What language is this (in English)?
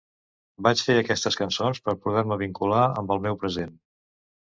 Catalan